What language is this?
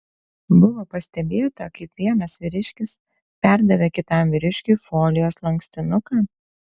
Lithuanian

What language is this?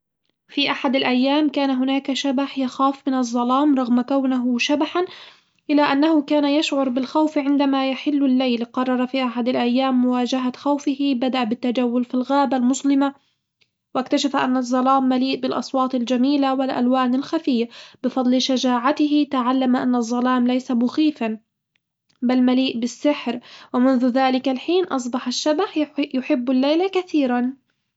Hijazi Arabic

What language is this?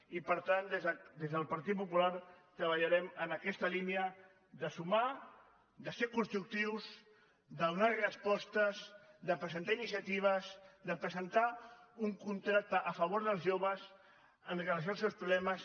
Catalan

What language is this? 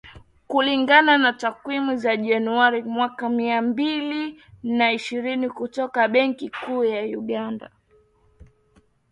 Swahili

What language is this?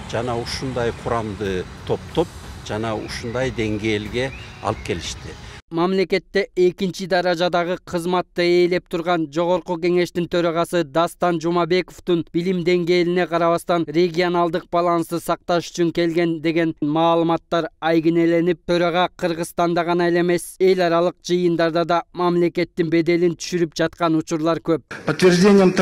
Turkish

